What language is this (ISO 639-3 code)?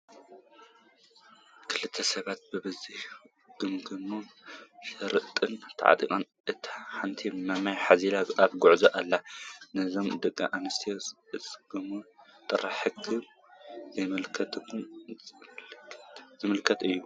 tir